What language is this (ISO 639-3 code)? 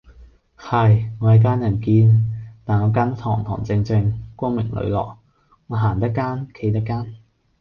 yue